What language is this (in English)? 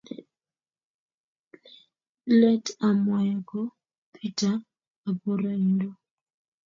Kalenjin